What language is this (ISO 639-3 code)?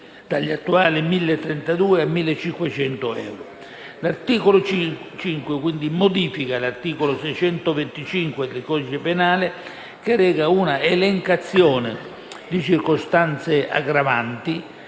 ita